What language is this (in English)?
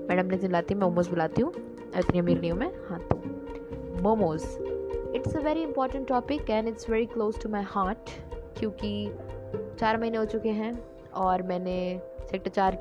Hindi